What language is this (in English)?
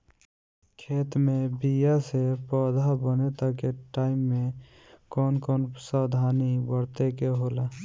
Bhojpuri